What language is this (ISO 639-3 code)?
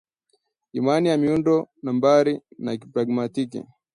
swa